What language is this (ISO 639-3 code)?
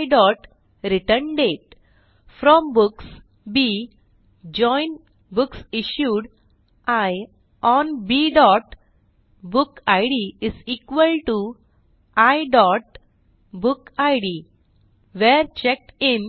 mar